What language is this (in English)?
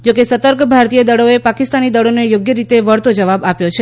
Gujarati